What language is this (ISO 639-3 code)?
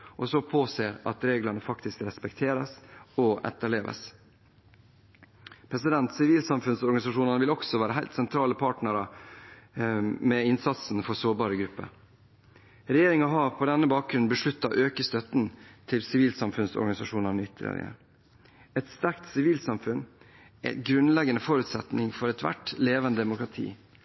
nob